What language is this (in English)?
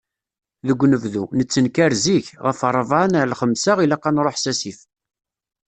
Kabyle